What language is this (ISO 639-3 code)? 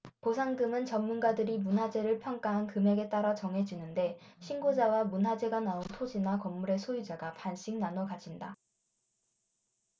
kor